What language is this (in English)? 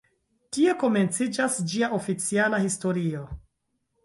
Esperanto